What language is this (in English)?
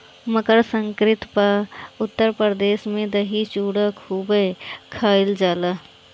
Bhojpuri